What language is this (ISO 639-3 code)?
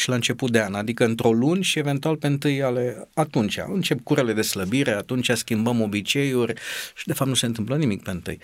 ron